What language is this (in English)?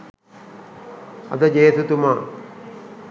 Sinhala